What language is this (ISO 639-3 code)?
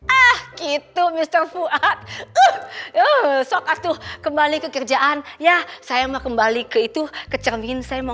ind